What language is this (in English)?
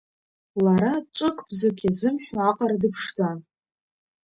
Abkhazian